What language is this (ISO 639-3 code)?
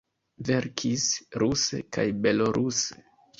epo